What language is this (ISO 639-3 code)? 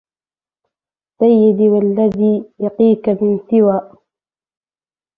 ara